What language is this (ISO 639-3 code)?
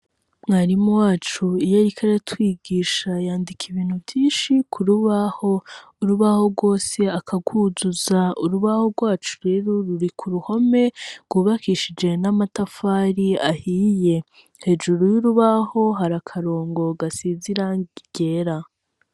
run